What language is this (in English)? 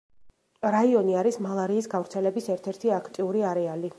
Georgian